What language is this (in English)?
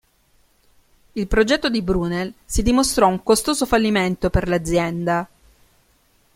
Italian